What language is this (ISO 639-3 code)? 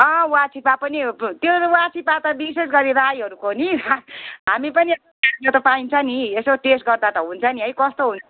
nep